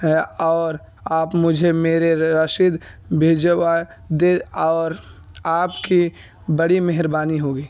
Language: Urdu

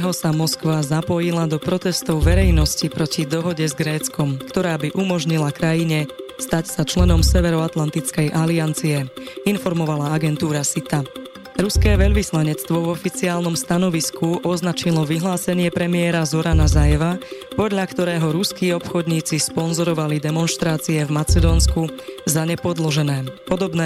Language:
Slovak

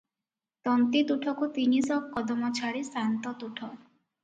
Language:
Odia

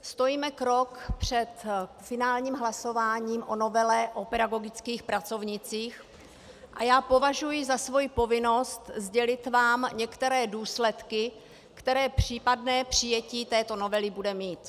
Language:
Czech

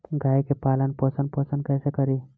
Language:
Bhojpuri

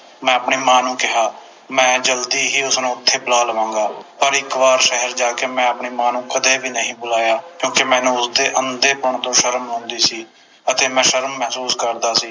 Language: Punjabi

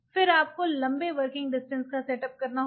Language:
Hindi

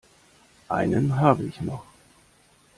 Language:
German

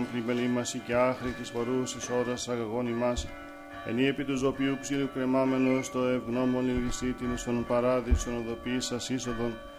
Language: Greek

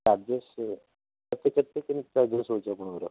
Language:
Odia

